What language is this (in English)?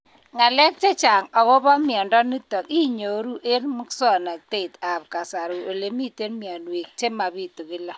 Kalenjin